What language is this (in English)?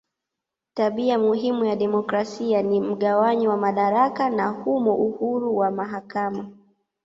Swahili